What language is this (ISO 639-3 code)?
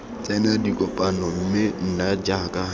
tsn